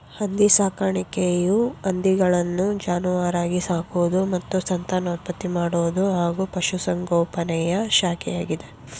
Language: Kannada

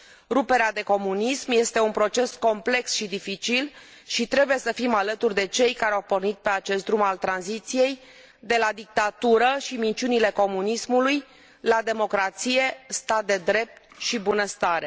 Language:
Romanian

